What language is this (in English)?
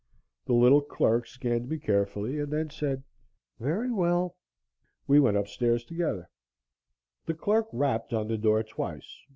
English